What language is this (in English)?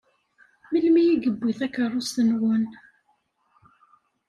Kabyle